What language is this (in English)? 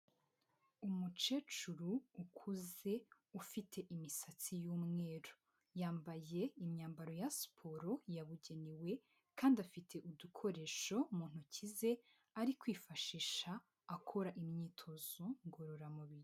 Kinyarwanda